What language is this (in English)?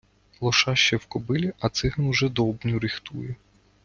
Ukrainian